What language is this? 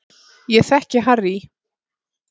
Icelandic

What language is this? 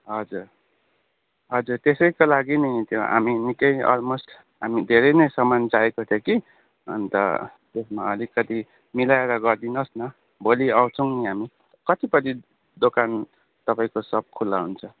Nepali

